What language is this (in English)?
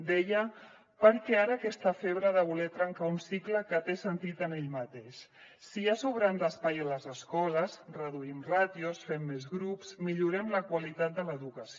Catalan